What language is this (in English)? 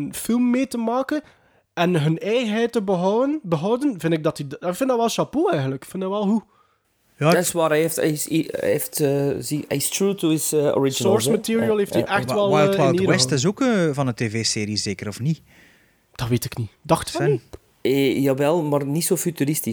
Dutch